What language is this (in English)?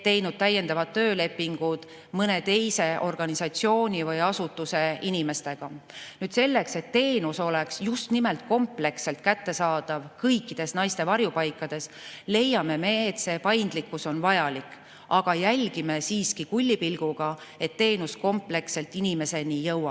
Estonian